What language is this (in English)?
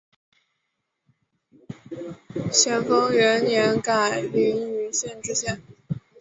Chinese